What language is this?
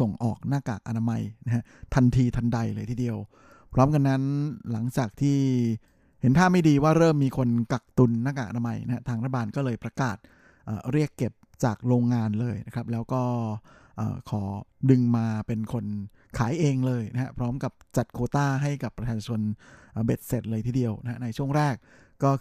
Thai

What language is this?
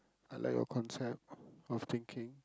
English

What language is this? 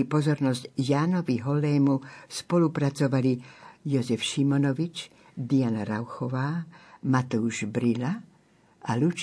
Slovak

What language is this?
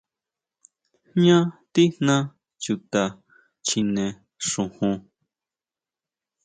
Huautla Mazatec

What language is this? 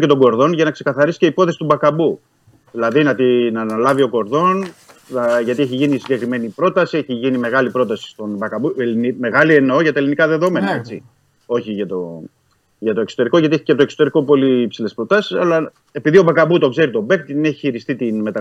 Greek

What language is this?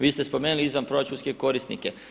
Croatian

